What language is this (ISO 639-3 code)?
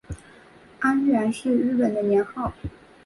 zho